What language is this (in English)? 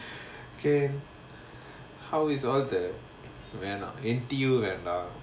English